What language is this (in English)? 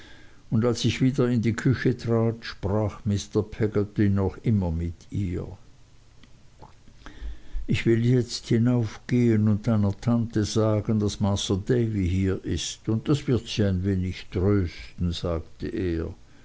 German